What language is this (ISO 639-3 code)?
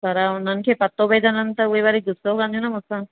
snd